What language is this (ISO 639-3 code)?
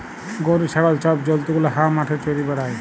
ben